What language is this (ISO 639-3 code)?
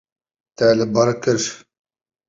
kur